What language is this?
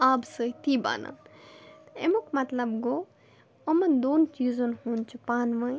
Kashmiri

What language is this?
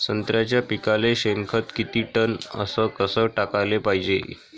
Marathi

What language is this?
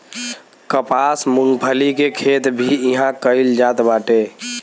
Bhojpuri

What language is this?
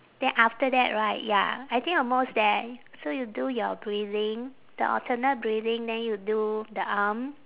English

